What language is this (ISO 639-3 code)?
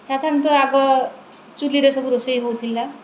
ori